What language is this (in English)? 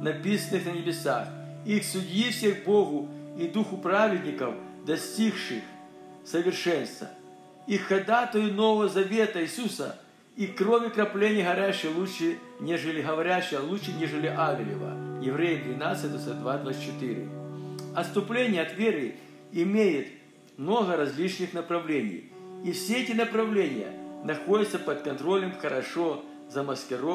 Russian